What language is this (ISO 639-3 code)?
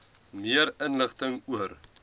afr